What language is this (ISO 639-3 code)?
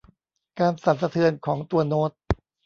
tha